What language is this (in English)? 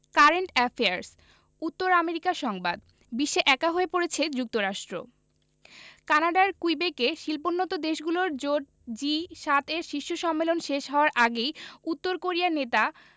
Bangla